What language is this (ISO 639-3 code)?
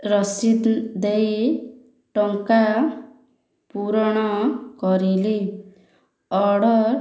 ori